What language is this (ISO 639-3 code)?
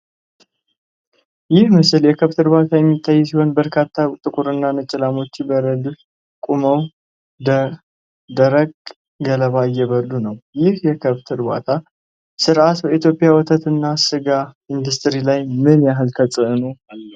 amh